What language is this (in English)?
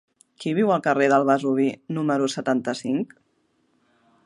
Catalan